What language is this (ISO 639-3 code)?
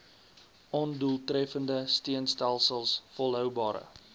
afr